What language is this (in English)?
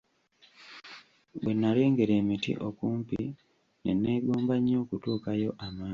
Ganda